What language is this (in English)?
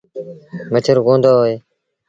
Sindhi Bhil